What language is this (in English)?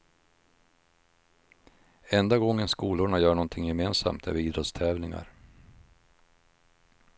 Swedish